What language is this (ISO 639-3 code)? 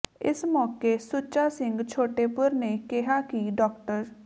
pan